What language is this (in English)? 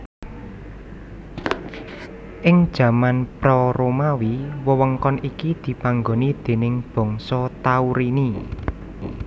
Javanese